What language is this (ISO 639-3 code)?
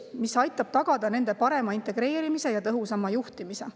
est